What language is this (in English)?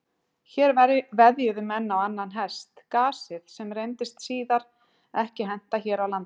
Icelandic